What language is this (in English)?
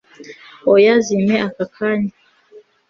Kinyarwanda